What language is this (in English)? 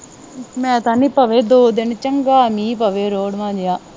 Punjabi